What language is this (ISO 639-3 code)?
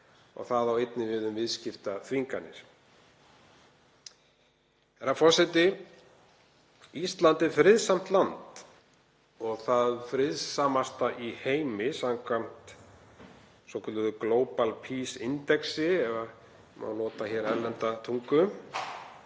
isl